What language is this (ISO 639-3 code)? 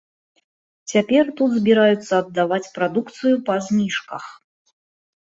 bel